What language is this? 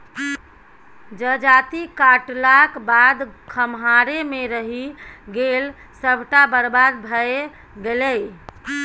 Maithili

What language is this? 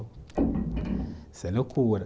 Portuguese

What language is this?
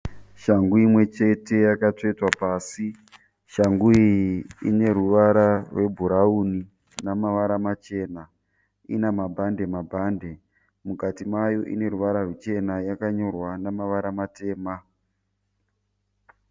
Shona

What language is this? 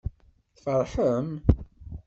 Kabyle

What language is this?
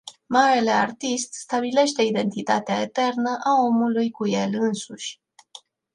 Romanian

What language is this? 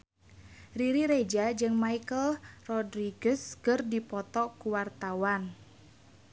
Sundanese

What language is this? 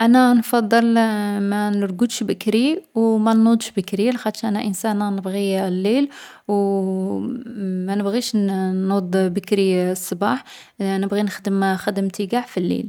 Algerian Arabic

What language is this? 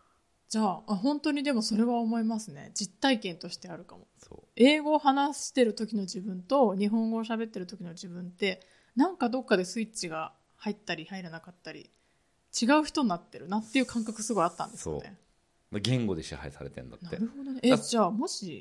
Japanese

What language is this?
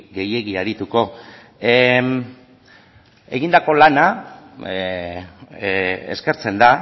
Basque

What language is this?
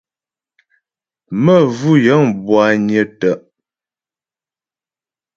Ghomala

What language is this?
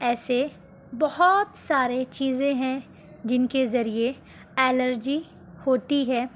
Urdu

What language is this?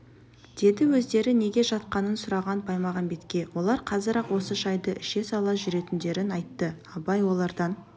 Kazakh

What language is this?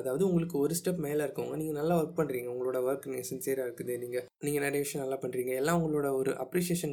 Tamil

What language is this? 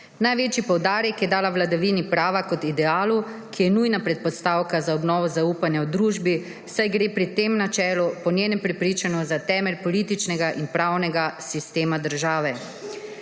Slovenian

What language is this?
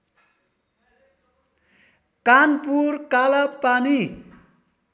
Nepali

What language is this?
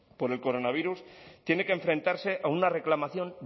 Spanish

